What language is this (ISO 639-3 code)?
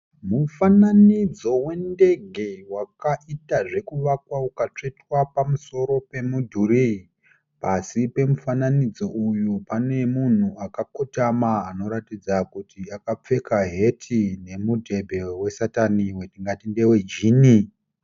sna